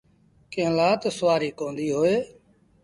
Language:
Sindhi Bhil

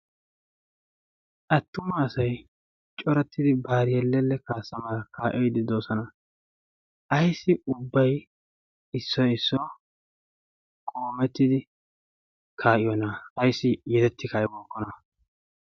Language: Wolaytta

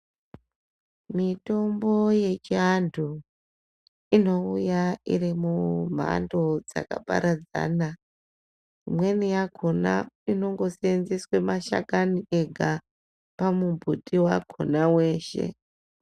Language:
Ndau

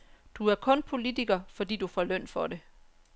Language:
Danish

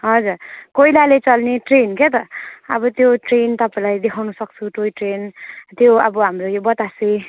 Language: Nepali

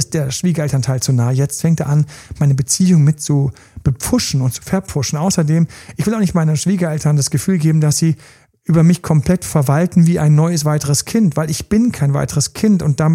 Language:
German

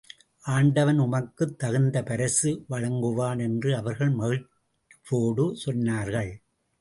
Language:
Tamil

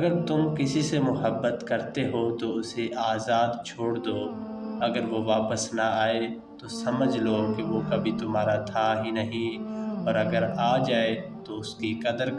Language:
Hindi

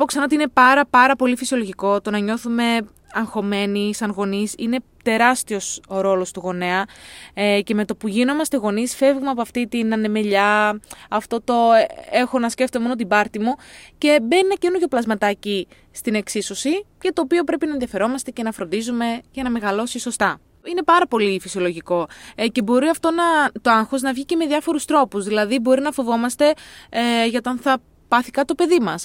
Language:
Greek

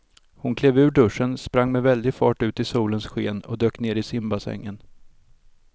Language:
Swedish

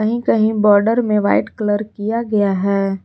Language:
Hindi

